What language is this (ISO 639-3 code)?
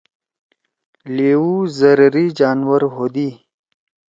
trw